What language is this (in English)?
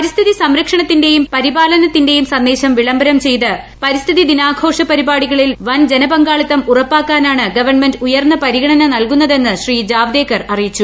Malayalam